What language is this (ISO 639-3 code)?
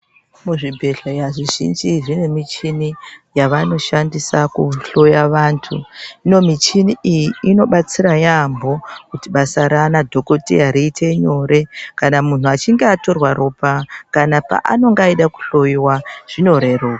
ndc